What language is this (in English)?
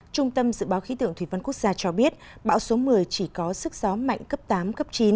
Vietnamese